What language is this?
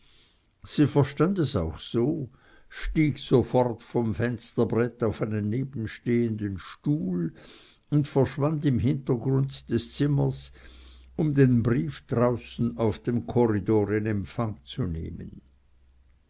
German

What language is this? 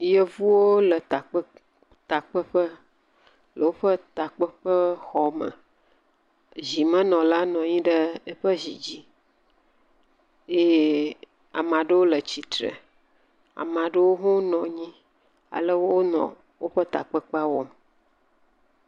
Ewe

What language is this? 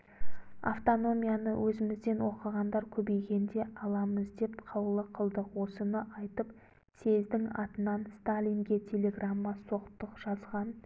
Kazakh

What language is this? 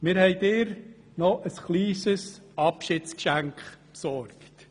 Swiss German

